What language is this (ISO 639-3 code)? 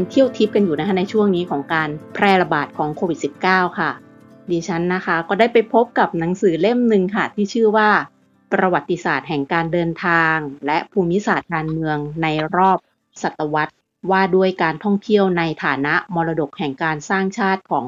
tha